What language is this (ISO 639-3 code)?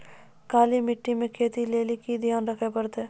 mai